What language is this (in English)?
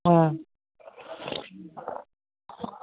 Dogri